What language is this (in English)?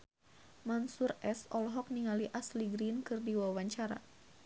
Sundanese